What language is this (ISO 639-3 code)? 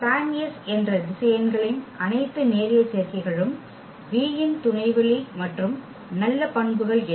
tam